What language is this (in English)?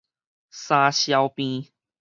Min Nan Chinese